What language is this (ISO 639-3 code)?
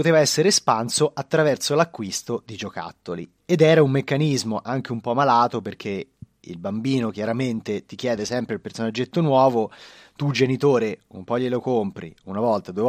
ita